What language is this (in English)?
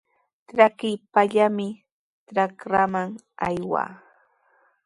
Sihuas Ancash Quechua